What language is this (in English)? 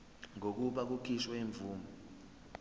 Zulu